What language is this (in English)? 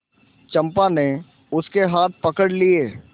Hindi